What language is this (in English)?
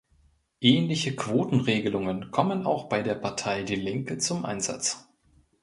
German